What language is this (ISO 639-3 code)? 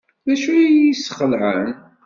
kab